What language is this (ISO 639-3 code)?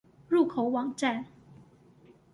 zho